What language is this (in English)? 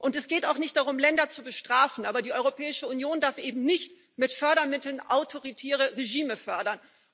German